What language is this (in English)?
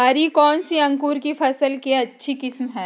Magahi